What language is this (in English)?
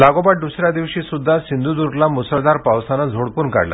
Marathi